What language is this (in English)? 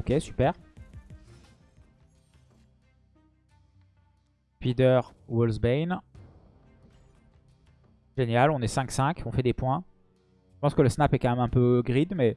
French